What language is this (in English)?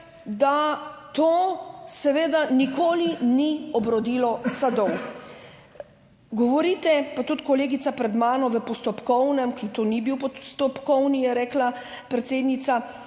Slovenian